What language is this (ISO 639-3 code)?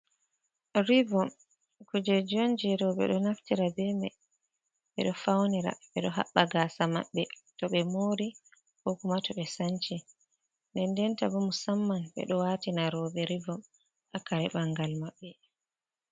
ful